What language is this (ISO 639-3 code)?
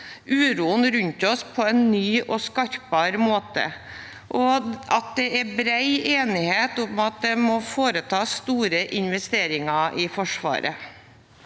nor